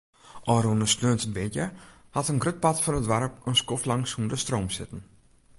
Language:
Western Frisian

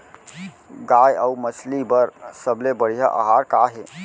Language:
Chhattisgarhi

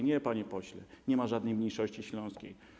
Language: Polish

